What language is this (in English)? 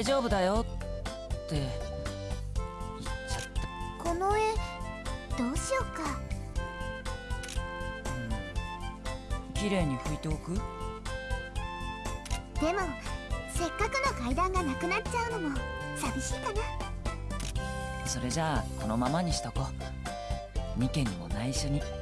Indonesian